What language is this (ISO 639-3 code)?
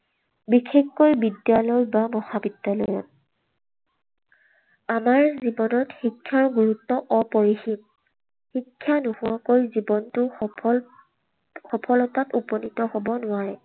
asm